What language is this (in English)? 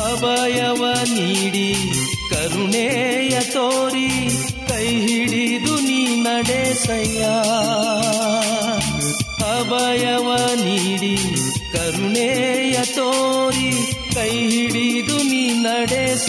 Kannada